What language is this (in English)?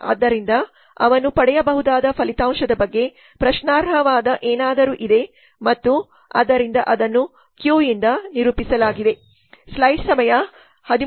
Kannada